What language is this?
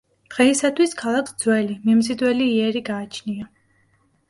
Georgian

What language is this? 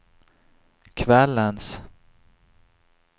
Swedish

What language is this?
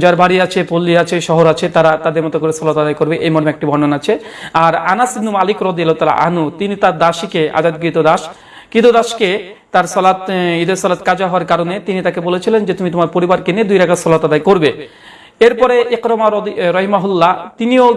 Indonesian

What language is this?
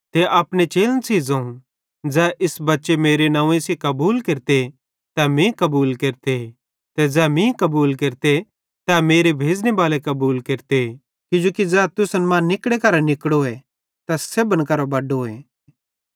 Bhadrawahi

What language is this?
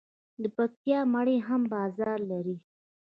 Pashto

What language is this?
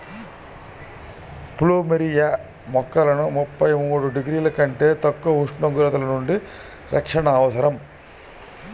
Telugu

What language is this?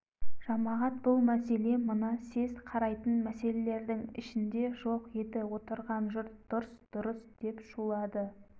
Kazakh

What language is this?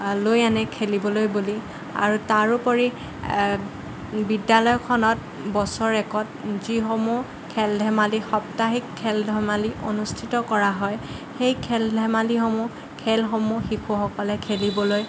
Assamese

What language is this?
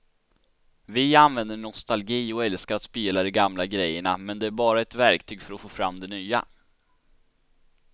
Swedish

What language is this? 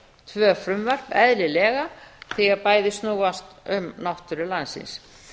Icelandic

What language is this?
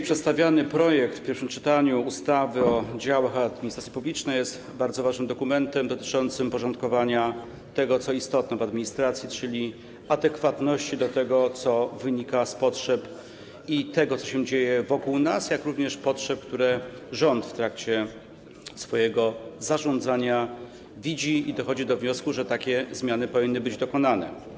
Polish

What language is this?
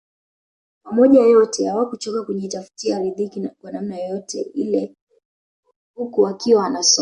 Swahili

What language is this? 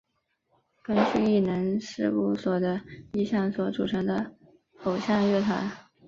Chinese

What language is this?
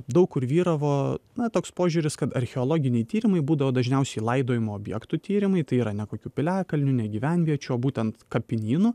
Lithuanian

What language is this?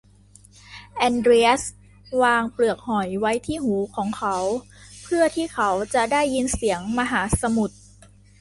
Thai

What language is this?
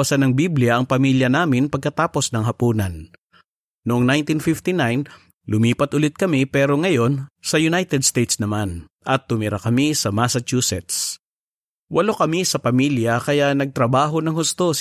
Filipino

